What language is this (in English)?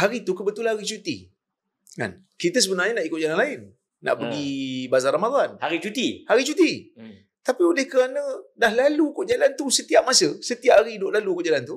Malay